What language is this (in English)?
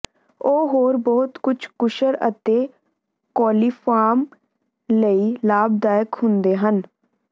Punjabi